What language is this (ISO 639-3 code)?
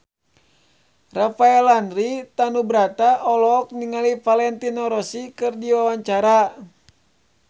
sun